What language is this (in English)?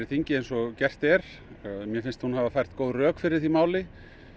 Icelandic